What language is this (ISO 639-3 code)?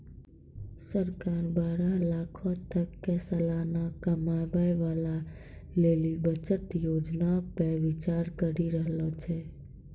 mai